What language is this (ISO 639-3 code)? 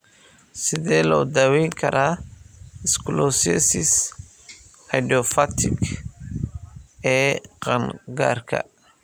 som